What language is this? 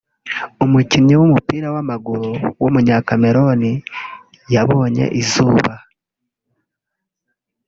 Kinyarwanda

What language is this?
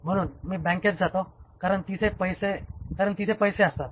Marathi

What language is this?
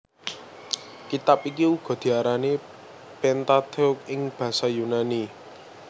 Javanese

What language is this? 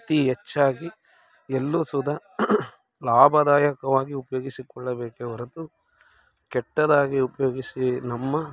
Kannada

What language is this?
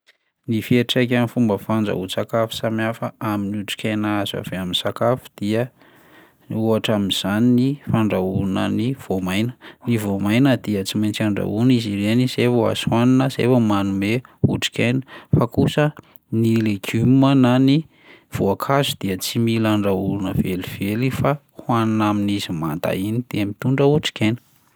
Malagasy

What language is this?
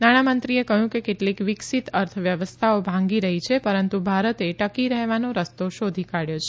Gujarati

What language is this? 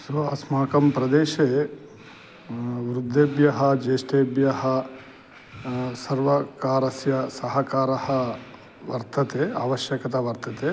Sanskrit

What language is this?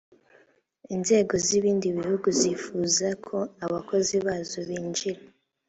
Kinyarwanda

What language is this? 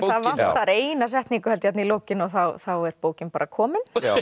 Icelandic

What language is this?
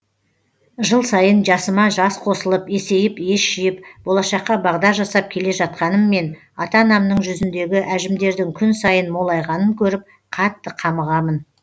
Kazakh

